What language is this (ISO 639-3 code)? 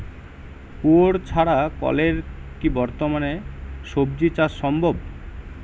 ben